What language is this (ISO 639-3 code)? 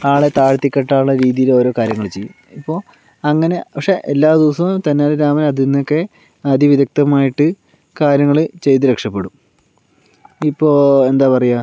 mal